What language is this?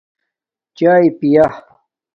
Domaaki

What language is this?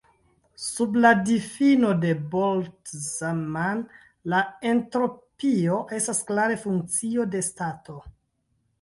Esperanto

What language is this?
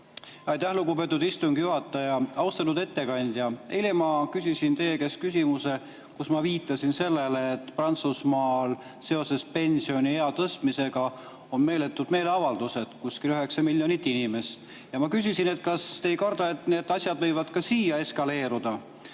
Estonian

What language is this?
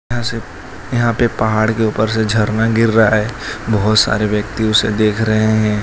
Hindi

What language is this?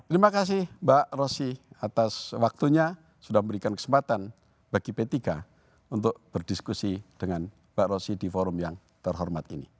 Indonesian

